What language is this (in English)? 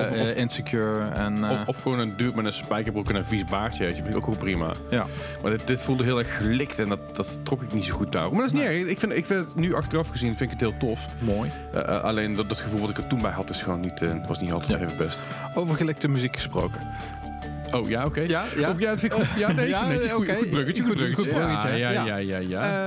Dutch